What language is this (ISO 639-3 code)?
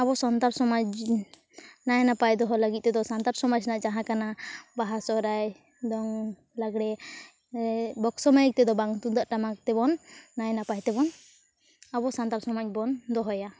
sat